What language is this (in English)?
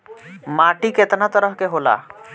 Bhojpuri